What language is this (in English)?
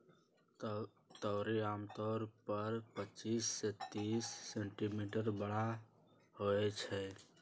Magahi